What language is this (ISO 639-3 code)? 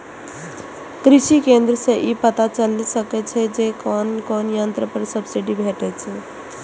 mai